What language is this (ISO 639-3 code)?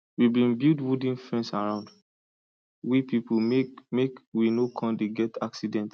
pcm